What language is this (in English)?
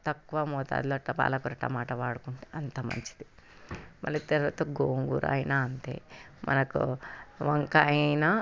Telugu